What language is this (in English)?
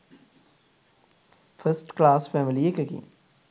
Sinhala